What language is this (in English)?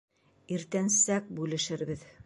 Bashkir